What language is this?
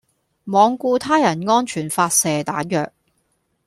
Cantonese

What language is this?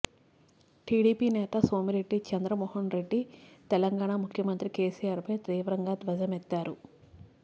Telugu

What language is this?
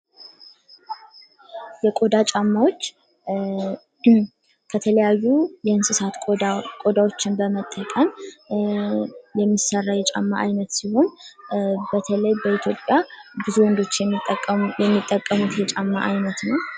Amharic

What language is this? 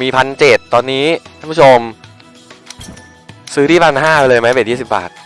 Thai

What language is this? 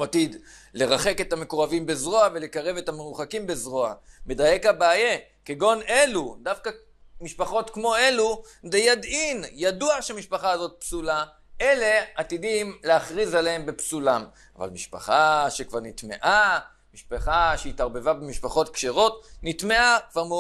Hebrew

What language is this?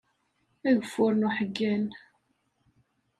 Kabyle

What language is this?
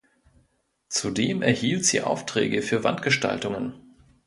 German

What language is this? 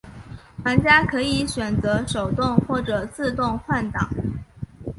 Chinese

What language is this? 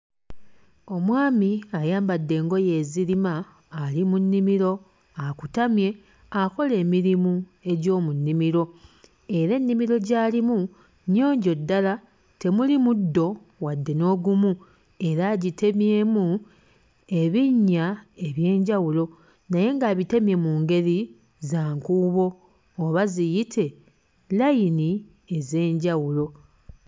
Ganda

